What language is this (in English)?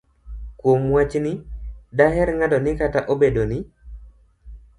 Luo (Kenya and Tanzania)